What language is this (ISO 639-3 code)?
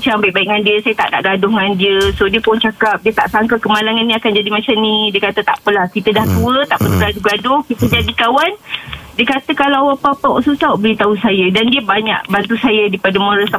msa